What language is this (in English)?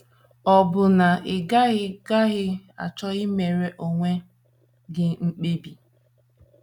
Igbo